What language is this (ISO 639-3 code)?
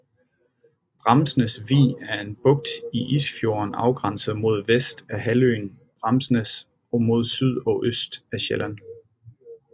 dan